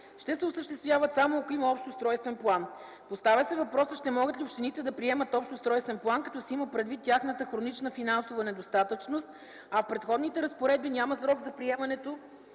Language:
Bulgarian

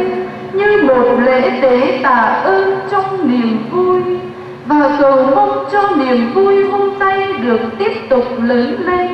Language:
Vietnamese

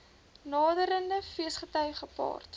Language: Afrikaans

